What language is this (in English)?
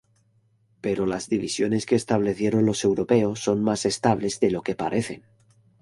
Spanish